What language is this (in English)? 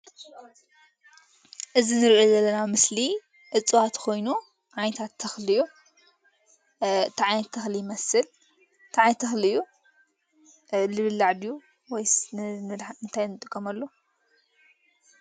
Tigrinya